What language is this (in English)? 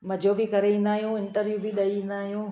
Sindhi